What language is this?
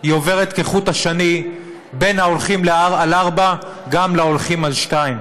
Hebrew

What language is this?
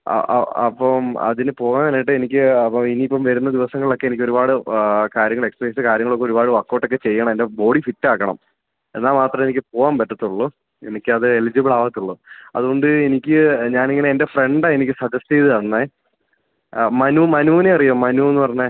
Malayalam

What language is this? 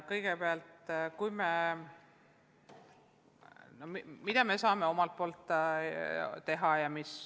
Estonian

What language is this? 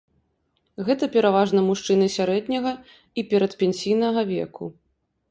Belarusian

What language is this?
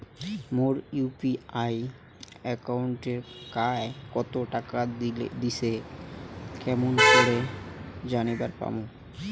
Bangla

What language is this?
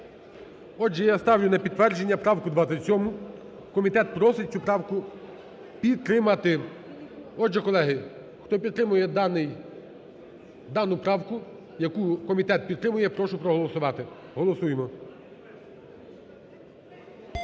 Ukrainian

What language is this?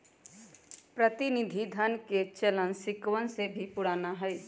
Magahi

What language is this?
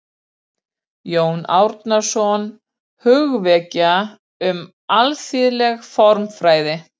Icelandic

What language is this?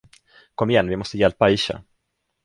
Swedish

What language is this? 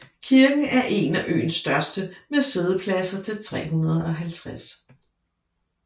Danish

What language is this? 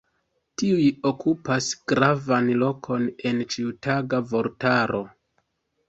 Esperanto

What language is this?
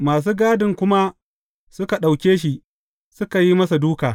Hausa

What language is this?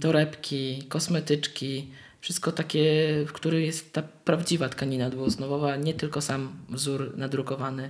Polish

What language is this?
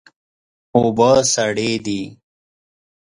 Pashto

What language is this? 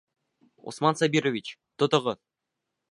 Bashkir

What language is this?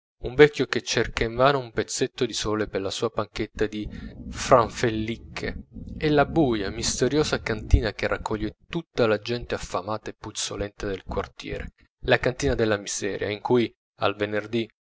Italian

